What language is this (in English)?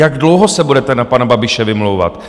Czech